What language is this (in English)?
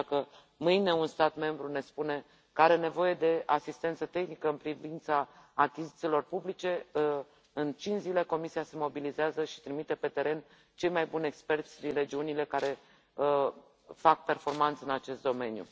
Romanian